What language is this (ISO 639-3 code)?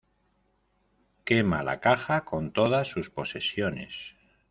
spa